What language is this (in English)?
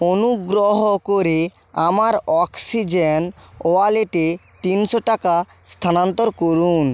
Bangla